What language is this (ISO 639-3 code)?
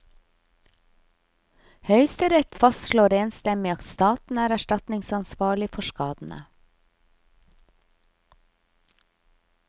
nor